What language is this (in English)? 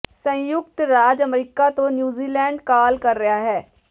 Punjabi